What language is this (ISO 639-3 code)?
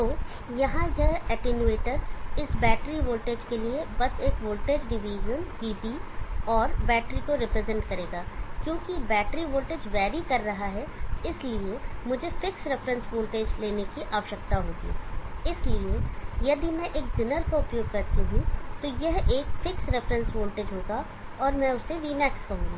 hin